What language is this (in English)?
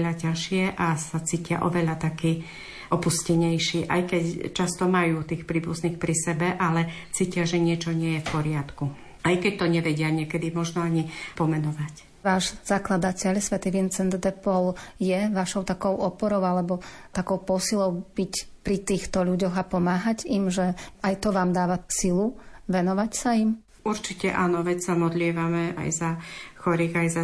Slovak